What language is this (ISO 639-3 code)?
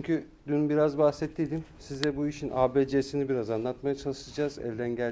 tur